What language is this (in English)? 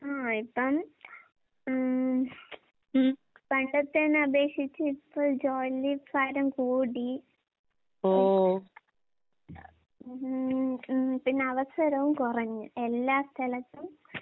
Malayalam